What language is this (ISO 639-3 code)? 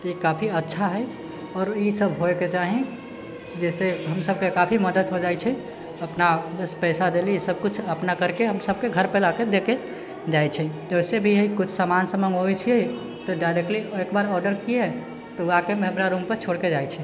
mai